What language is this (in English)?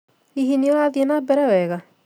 Kikuyu